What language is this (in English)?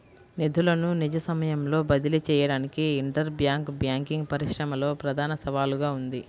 Telugu